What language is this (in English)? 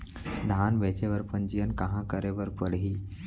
Chhattisgarhi